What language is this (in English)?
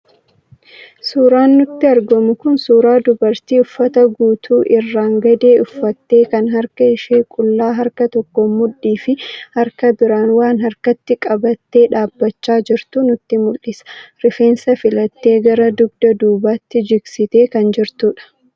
Oromo